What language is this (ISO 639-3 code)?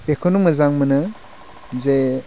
brx